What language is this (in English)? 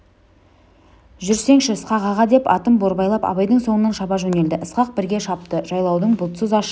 Kazakh